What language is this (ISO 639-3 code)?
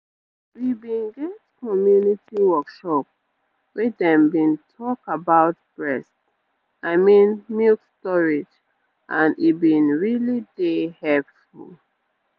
pcm